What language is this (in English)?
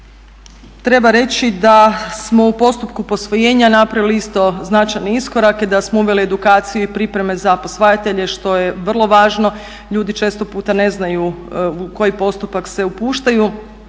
Croatian